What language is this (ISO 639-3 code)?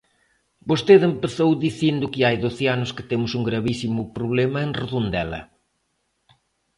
glg